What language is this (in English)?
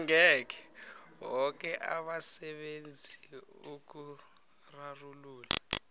South Ndebele